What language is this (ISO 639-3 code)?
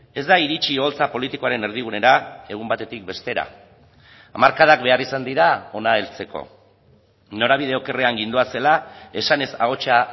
eus